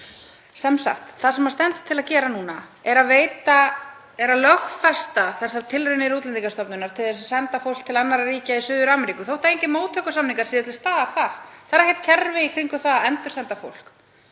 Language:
Icelandic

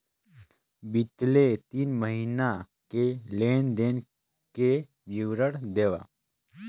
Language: Chhattisgarhi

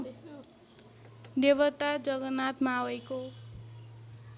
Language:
Nepali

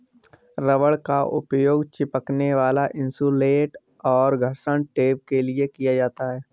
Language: Hindi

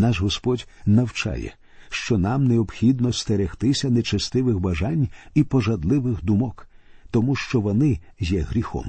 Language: Ukrainian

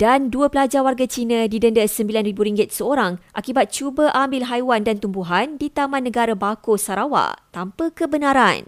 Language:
Malay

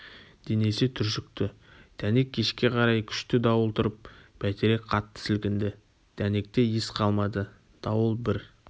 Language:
Kazakh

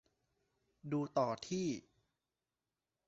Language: Thai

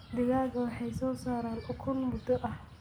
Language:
Somali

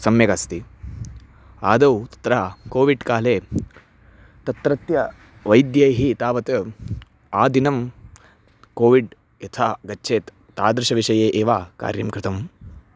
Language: Sanskrit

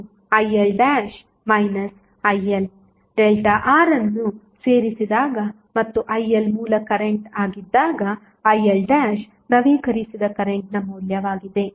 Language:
Kannada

